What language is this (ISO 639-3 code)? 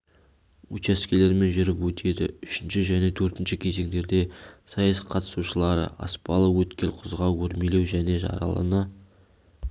kaz